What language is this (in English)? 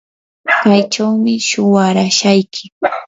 Yanahuanca Pasco Quechua